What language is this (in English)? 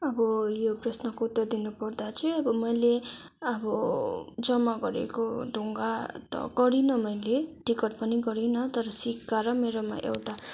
Nepali